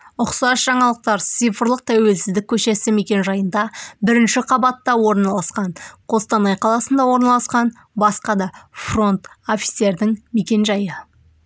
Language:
Kazakh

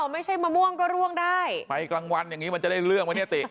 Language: Thai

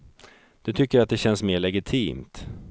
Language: Swedish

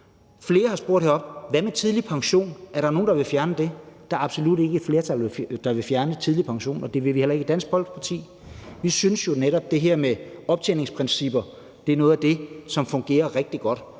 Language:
Danish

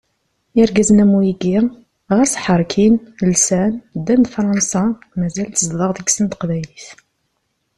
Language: Kabyle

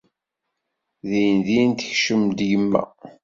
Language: Kabyle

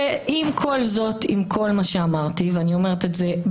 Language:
Hebrew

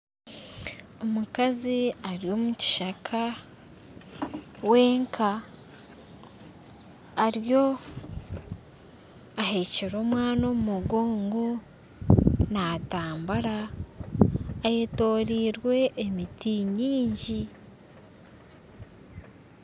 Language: Nyankole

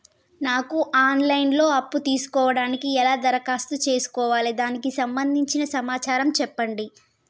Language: Telugu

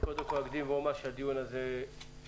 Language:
Hebrew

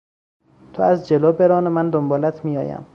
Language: Persian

